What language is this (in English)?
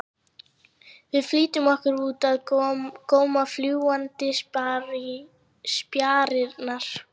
Icelandic